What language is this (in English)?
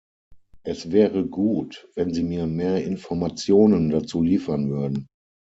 German